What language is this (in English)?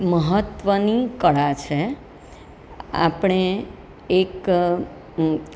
Gujarati